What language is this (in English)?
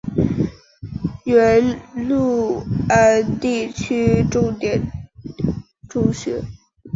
Chinese